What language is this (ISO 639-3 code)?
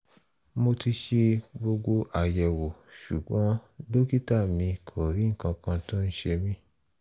yor